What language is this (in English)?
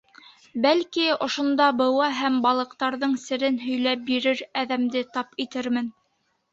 Bashkir